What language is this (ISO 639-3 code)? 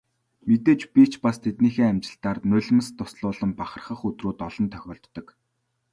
mon